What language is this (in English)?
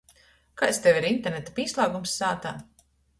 Latgalian